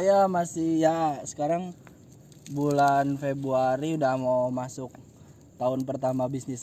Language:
Indonesian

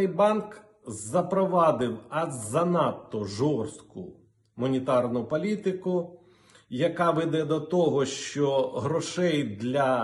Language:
Ukrainian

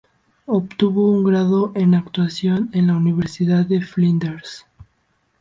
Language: Spanish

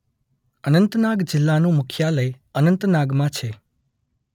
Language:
Gujarati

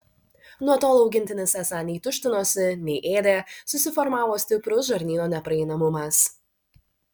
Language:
Lithuanian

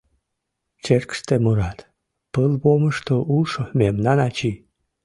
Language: Mari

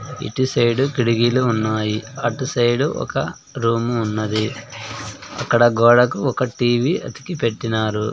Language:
Telugu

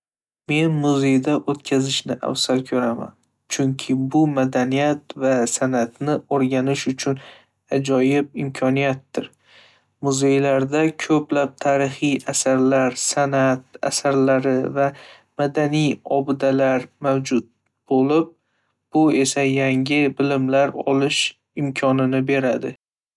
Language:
Uzbek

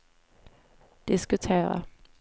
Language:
Swedish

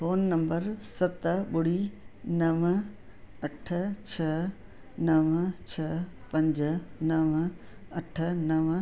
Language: Sindhi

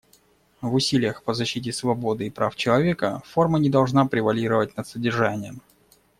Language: Russian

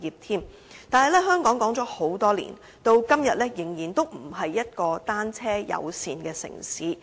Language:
Cantonese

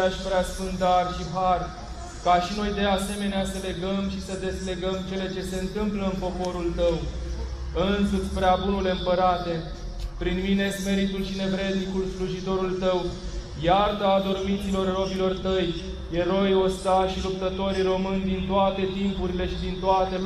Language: Romanian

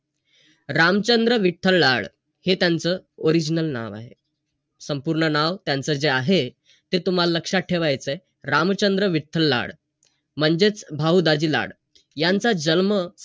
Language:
Marathi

